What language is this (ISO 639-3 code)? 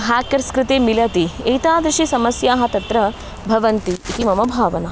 san